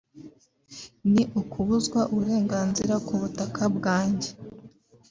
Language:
Kinyarwanda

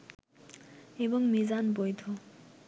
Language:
Bangla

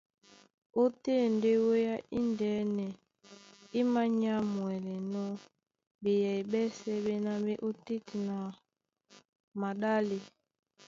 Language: Duala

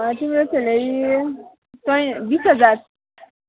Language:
Nepali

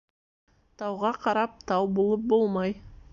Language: Bashkir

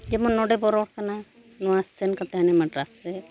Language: Santali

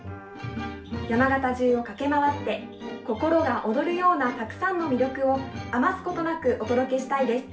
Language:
Japanese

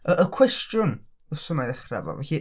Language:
Welsh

